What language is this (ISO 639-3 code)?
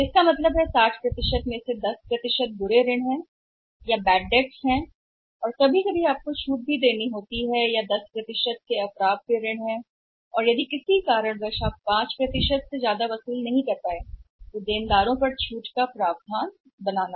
hin